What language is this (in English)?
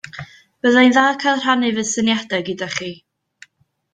Welsh